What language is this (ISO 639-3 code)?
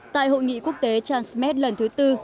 vie